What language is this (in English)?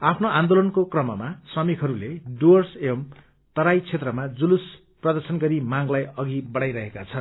Nepali